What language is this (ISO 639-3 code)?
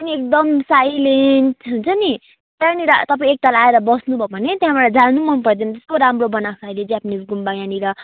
nep